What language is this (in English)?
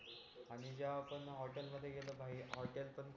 Marathi